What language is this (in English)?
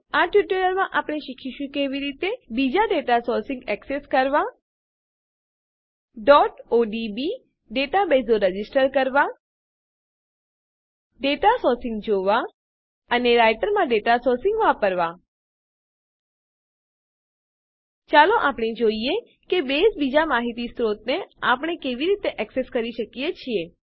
Gujarati